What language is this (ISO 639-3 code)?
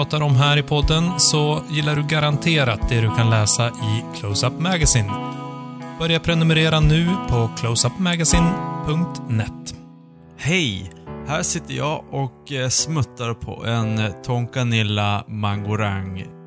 swe